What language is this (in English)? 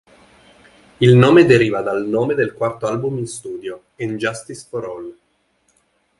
Italian